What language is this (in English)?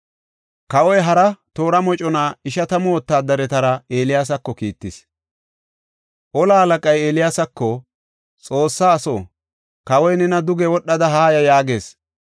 Gofa